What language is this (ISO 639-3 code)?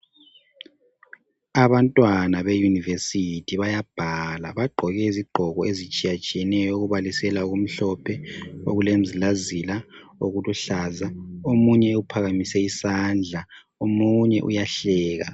nde